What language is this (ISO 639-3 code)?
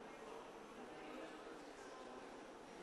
heb